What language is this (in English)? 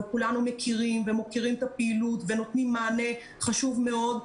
Hebrew